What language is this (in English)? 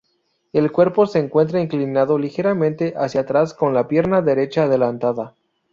Spanish